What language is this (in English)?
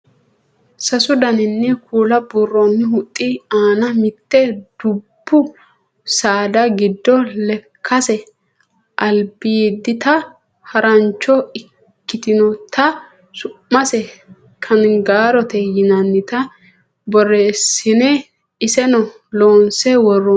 Sidamo